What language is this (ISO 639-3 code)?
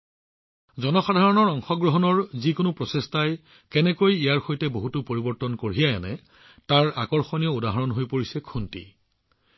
asm